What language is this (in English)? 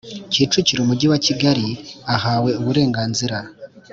Kinyarwanda